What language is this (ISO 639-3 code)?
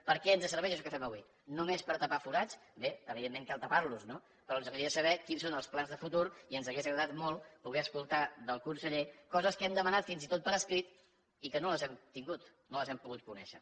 cat